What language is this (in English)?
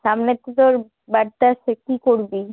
Bangla